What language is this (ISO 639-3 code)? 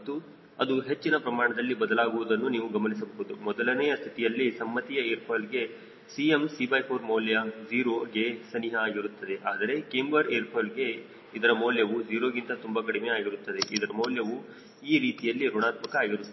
kan